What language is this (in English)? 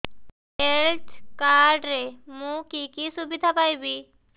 Odia